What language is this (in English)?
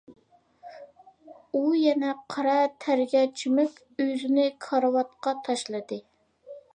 Uyghur